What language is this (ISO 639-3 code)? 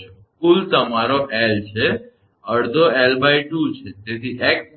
guj